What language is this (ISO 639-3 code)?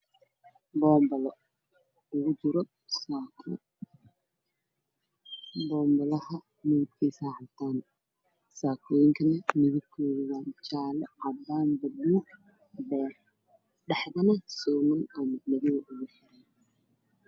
som